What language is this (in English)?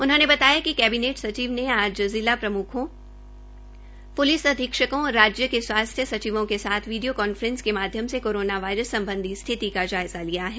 Hindi